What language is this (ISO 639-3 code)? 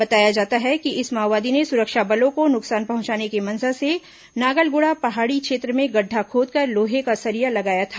hin